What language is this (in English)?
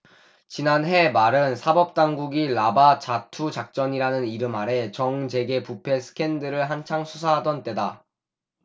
Korean